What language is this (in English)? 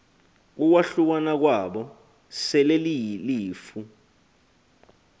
Xhosa